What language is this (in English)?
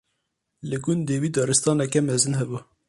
Kurdish